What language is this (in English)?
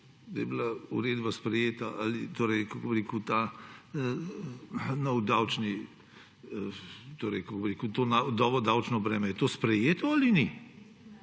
Slovenian